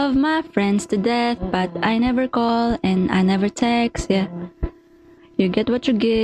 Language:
Filipino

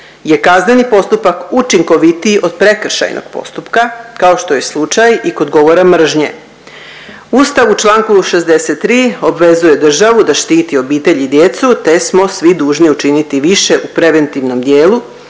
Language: Croatian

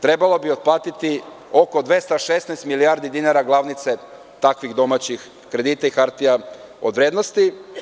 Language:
Serbian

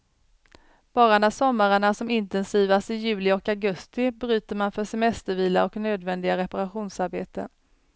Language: Swedish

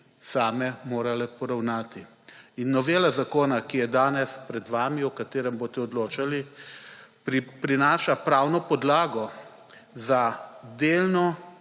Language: Slovenian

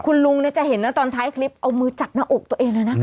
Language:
Thai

